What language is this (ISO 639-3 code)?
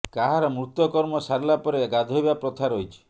ori